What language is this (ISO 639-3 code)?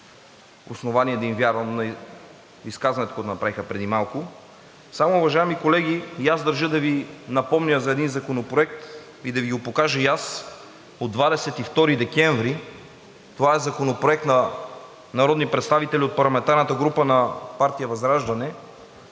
bul